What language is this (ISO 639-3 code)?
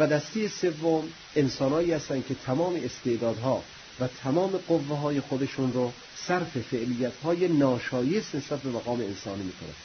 fas